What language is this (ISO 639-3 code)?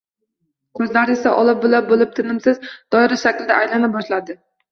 uzb